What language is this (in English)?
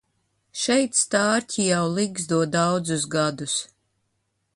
Latvian